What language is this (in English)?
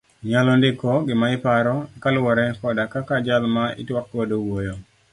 Luo (Kenya and Tanzania)